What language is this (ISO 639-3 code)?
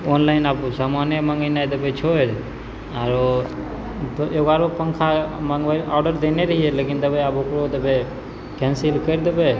mai